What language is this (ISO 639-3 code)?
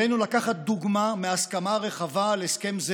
heb